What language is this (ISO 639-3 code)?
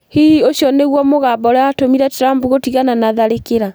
kik